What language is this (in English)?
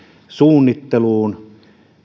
Finnish